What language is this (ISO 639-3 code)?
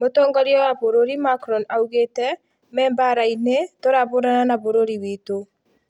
kik